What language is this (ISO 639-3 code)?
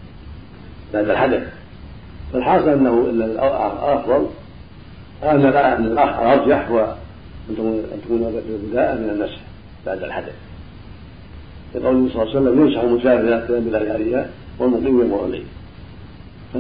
ara